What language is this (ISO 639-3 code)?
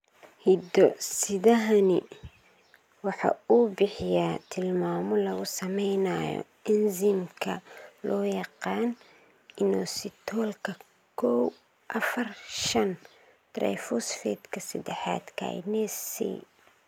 som